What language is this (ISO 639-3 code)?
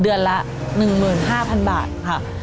tha